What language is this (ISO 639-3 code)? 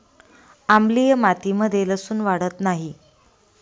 mar